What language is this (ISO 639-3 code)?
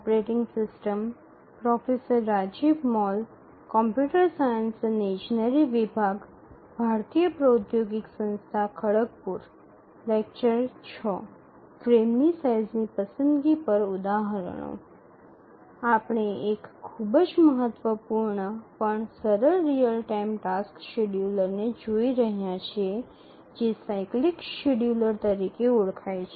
guj